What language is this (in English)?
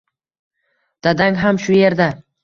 Uzbek